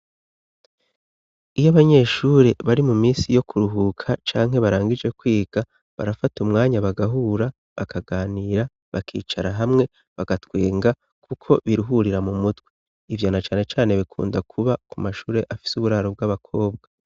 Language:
Rundi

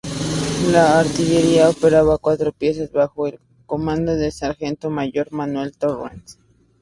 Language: Spanish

